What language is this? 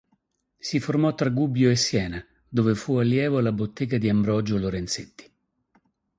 Italian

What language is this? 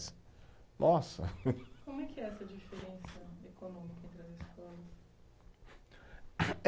Portuguese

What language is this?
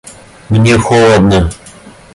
Russian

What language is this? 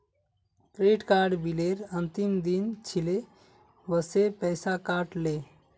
Magahi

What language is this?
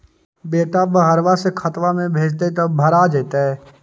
Magahi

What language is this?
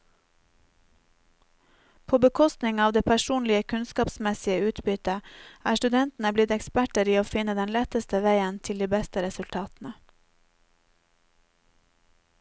Norwegian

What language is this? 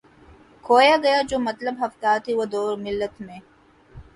Urdu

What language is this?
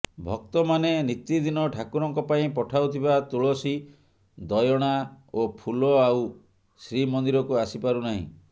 Odia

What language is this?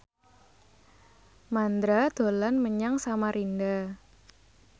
Javanese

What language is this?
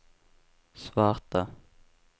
Swedish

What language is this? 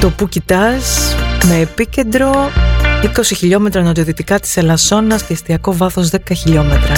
Greek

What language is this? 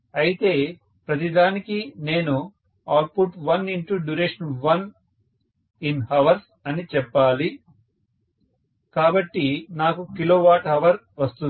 Telugu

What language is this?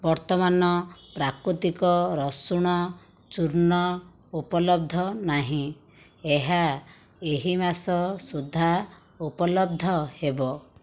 Odia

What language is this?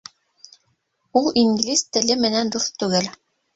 Bashkir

